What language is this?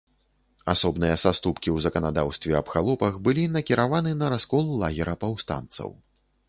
Belarusian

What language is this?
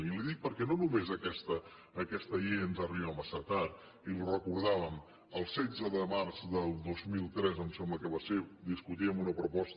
Catalan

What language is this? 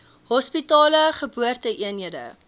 Afrikaans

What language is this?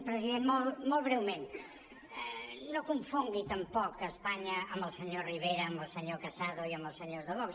Catalan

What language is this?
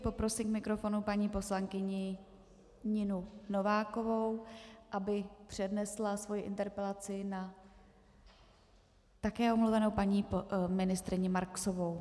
Czech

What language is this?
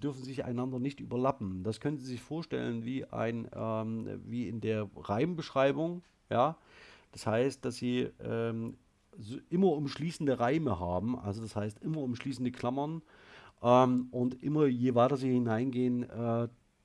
German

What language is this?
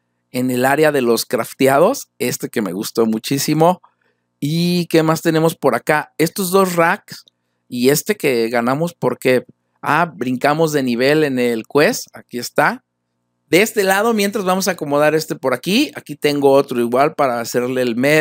Spanish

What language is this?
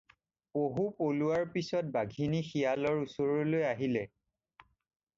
Assamese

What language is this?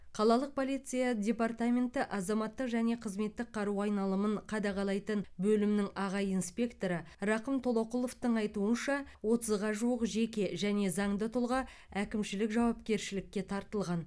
Kazakh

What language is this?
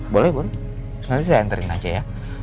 Indonesian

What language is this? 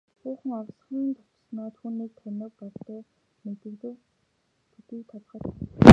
Mongolian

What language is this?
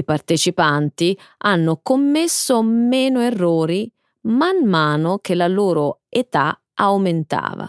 Italian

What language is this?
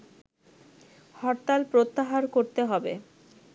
Bangla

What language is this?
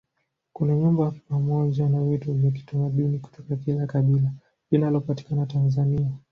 Swahili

